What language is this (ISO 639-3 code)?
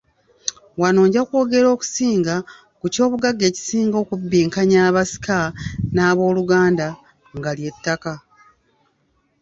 lug